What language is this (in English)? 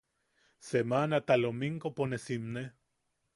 Yaqui